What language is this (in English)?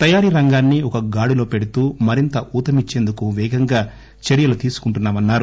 Telugu